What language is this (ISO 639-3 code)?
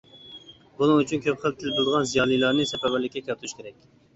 uig